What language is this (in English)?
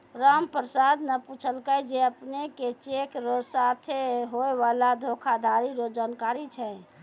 Maithili